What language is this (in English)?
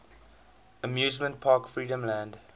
English